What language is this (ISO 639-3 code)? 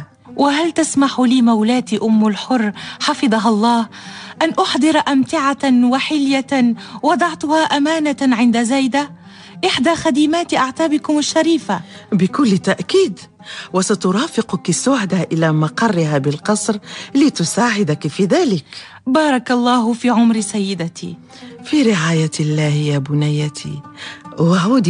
ara